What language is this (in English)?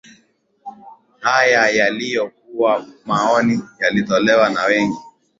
Swahili